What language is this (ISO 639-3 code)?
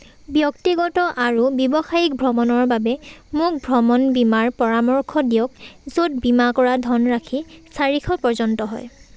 asm